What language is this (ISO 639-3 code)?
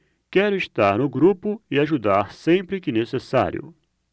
por